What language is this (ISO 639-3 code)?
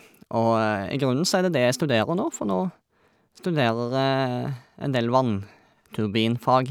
nor